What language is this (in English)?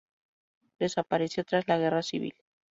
Spanish